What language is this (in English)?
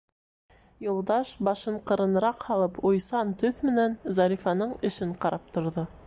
Bashkir